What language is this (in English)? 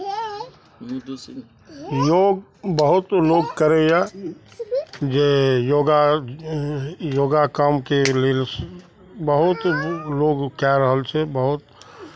Maithili